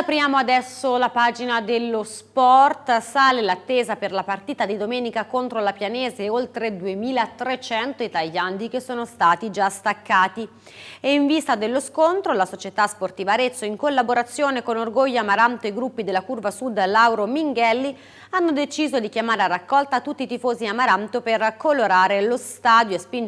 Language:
Italian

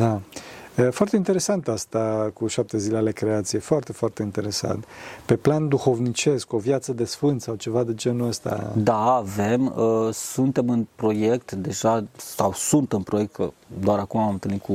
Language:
Romanian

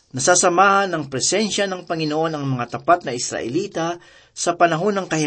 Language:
Filipino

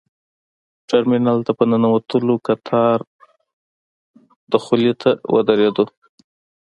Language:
Pashto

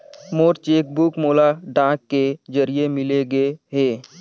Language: Chhattisgarhi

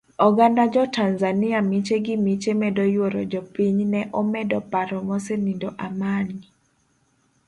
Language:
Luo (Kenya and Tanzania)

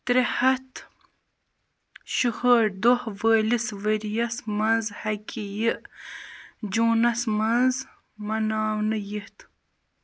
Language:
Kashmiri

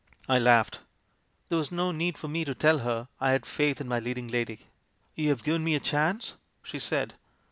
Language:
English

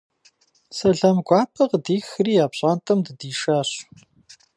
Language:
Kabardian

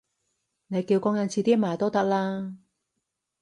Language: Cantonese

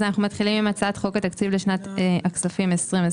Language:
Hebrew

